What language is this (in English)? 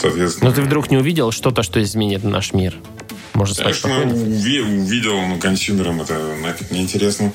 Russian